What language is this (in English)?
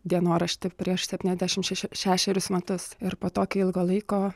Lithuanian